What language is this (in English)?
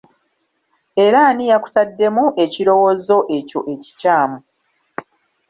Ganda